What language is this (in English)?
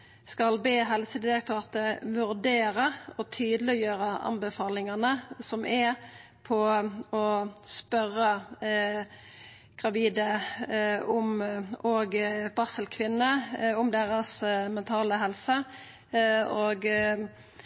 Norwegian Nynorsk